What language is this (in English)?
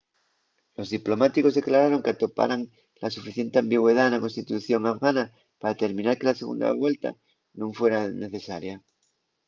Asturian